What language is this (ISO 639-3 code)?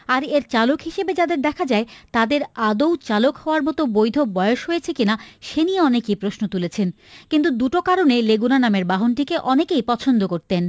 ben